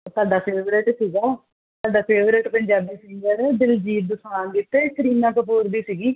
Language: Punjabi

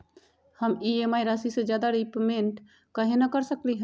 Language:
Magahi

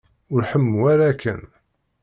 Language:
Kabyle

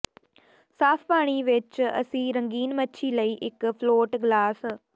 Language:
Punjabi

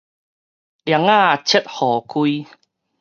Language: Min Nan Chinese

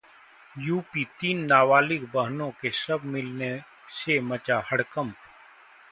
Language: Hindi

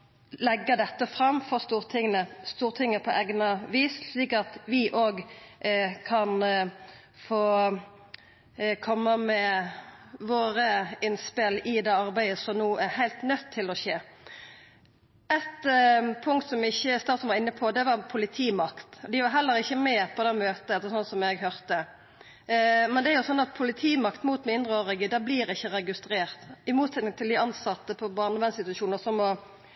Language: Norwegian Nynorsk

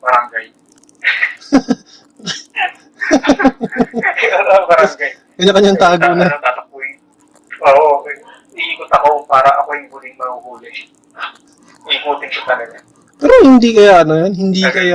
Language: Filipino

